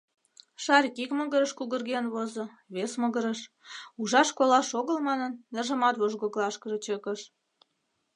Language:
Mari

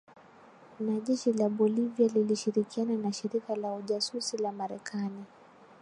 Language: Swahili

